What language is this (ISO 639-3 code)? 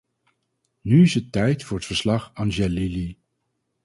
nld